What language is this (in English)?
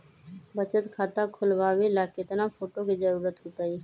Magahi